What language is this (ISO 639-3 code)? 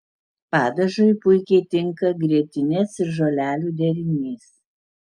lit